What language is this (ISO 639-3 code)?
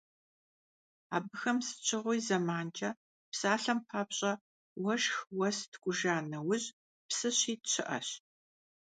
kbd